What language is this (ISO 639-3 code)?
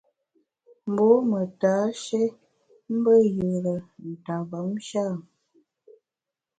bax